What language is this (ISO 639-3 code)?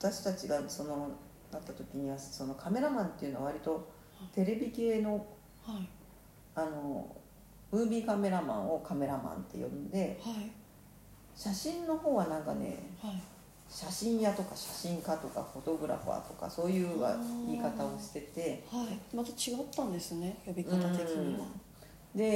jpn